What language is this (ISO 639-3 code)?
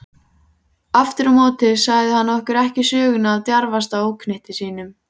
isl